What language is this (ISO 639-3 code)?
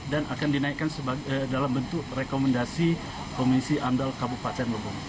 ind